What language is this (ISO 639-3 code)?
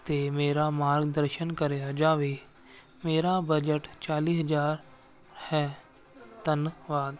pan